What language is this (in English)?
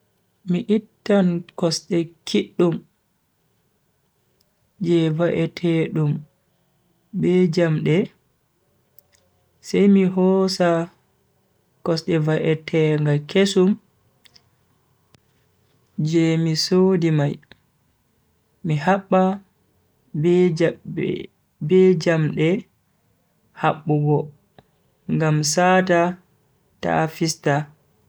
Bagirmi Fulfulde